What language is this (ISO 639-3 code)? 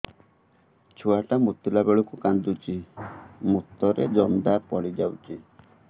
ori